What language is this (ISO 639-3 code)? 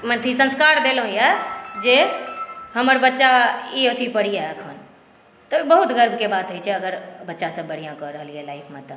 mai